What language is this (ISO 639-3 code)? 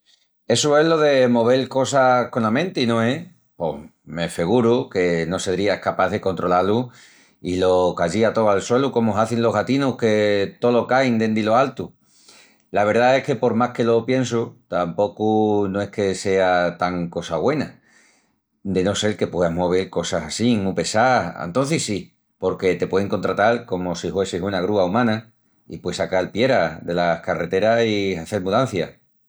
ext